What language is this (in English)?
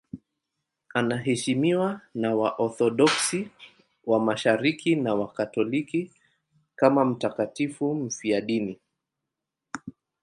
Swahili